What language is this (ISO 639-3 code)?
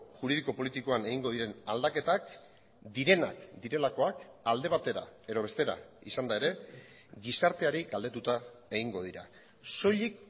eus